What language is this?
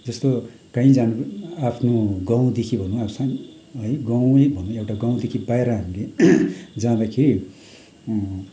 Nepali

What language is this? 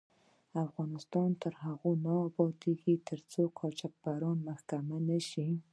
Pashto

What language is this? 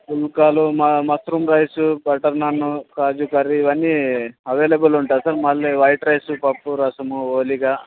Telugu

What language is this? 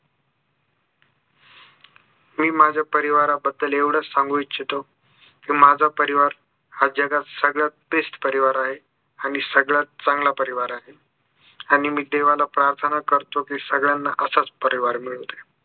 Marathi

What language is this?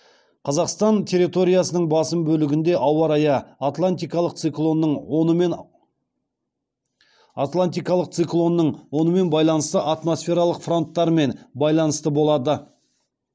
Kazakh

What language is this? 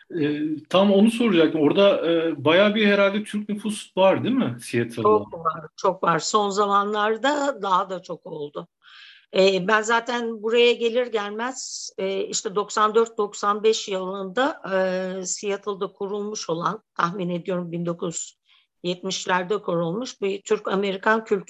Turkish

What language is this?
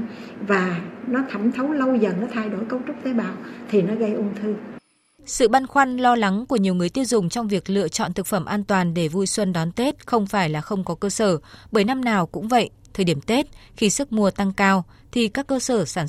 Vietnamese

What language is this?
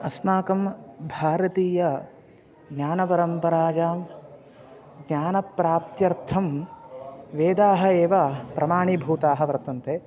Sanskrit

